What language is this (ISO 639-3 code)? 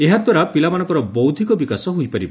ori